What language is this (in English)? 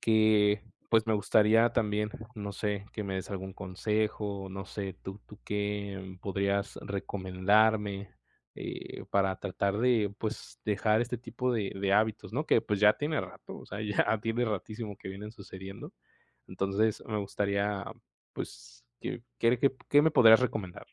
Spanish